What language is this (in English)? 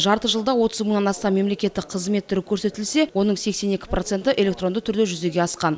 Kazakh